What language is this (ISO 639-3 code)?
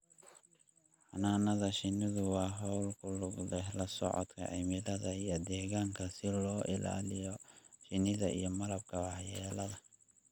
som